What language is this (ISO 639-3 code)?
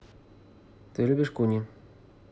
rus